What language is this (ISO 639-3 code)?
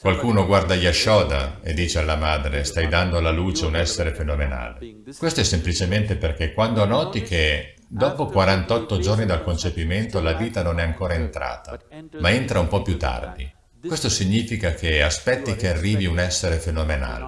ita